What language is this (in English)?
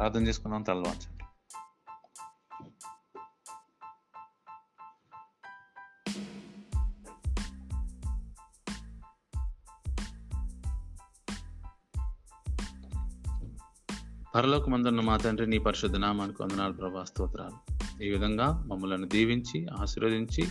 Telugu